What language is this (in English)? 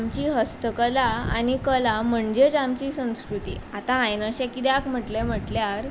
Konkani